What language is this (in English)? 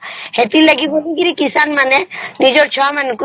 Odia